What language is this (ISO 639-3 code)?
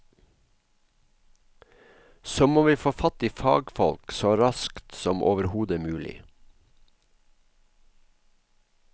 nor